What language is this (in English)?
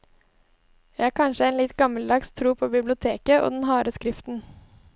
Norwegian